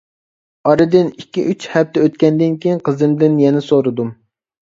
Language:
Uyghur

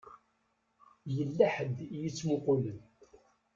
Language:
Kabyle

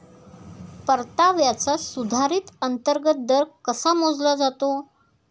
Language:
Marathi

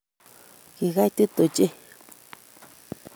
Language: Kalenjin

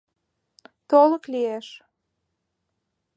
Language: Mari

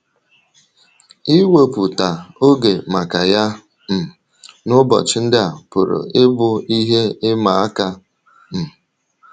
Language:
Igbo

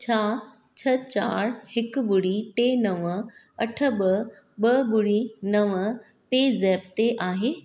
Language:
Sindhi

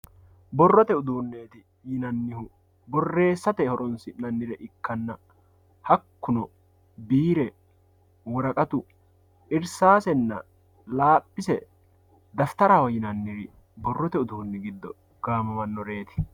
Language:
Sidamo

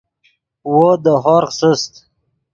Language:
Yidgha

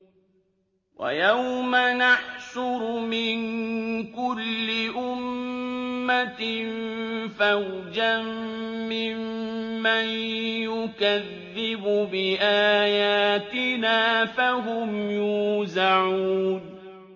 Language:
Arabic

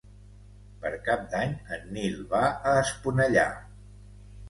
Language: Catalan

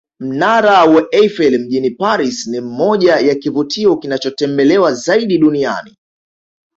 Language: Swahili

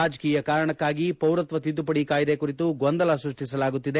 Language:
Kannada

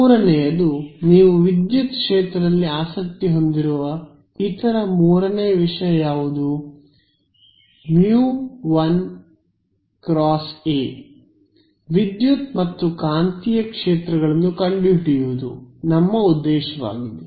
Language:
Kannada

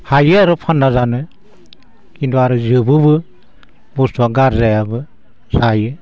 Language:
Bodo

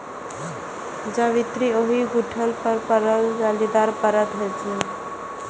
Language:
Maithili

